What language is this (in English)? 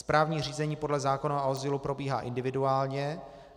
Czech